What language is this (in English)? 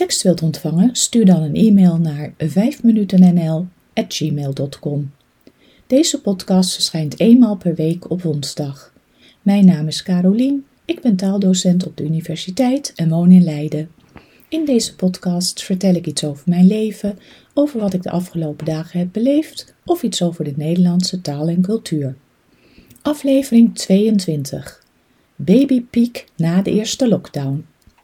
Dutch